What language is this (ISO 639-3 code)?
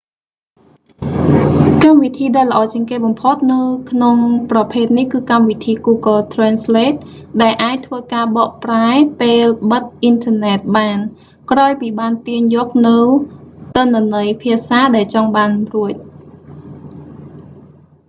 khm